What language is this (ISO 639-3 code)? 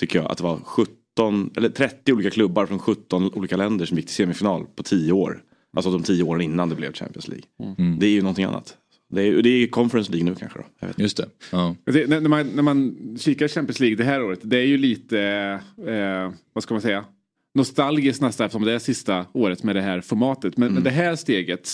swe